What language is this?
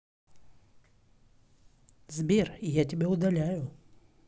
Russian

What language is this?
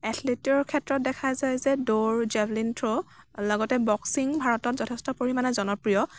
Assamese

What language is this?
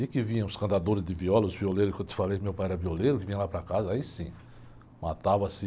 Portuguese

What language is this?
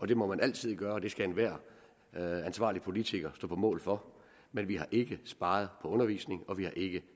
Danish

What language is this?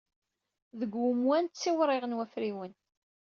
Kabyle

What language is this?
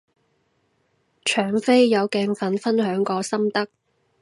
Cantonese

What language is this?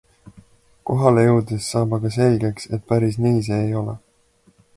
Estonian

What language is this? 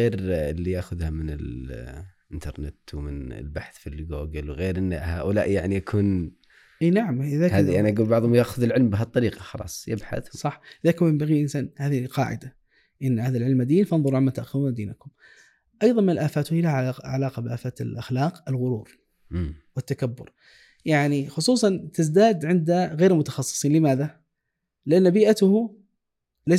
Arabic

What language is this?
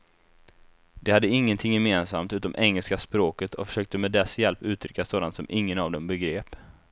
Swedish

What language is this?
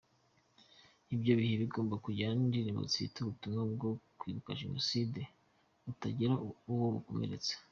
Kinyarwanda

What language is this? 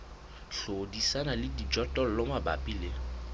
Southern Sotho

